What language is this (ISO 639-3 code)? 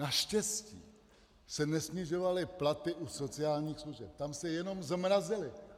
ces